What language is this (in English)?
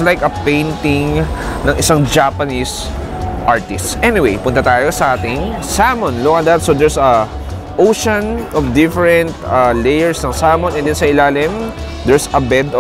Filipino